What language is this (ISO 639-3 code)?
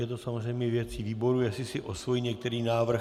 ces